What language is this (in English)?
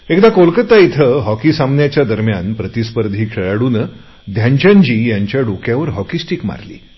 Marathi